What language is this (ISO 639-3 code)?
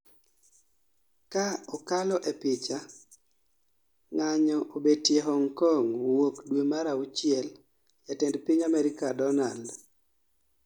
luo